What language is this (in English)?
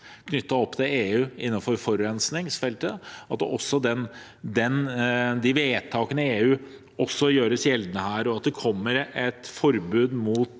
Norwegian